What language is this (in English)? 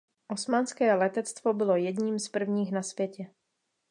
Czech